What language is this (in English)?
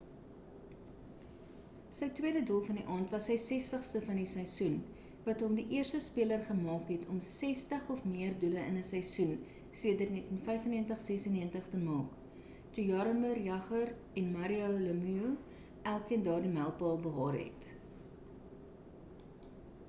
Afrikaans